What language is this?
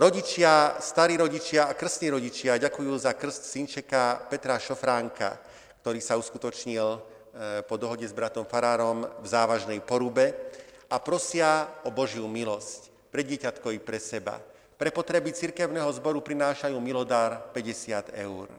Slovak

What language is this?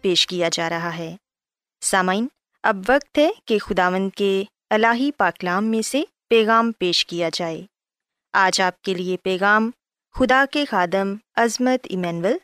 Urdu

